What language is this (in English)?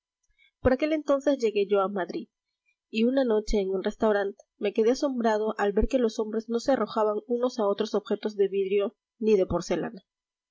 Spanish